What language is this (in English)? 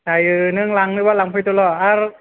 Bodo